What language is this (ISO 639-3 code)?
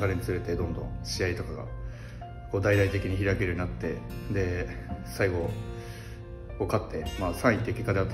jpn